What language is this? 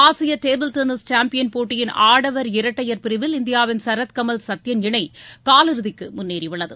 Tamil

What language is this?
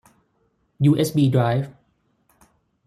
Thai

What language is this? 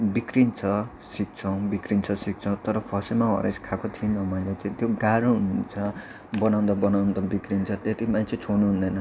Nepali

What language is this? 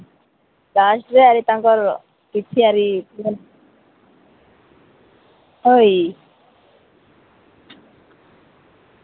Odia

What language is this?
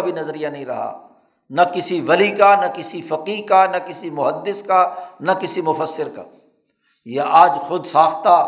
Urdu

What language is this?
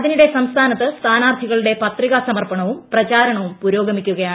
Malayalam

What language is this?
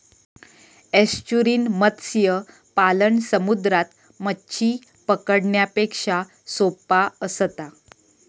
Marathi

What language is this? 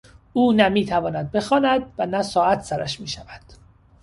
Persian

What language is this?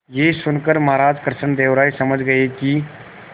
Hindi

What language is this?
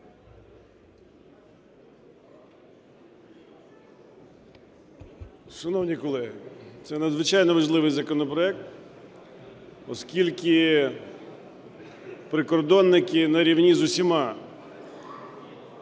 Ukrainian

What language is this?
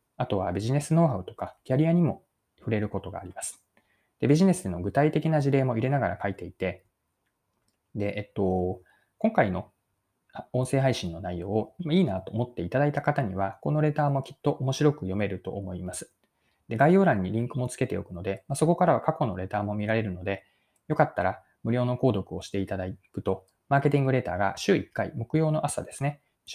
Japanese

